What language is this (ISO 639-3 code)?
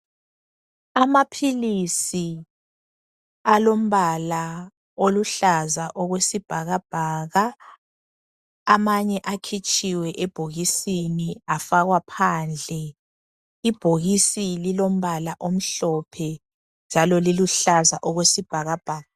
nde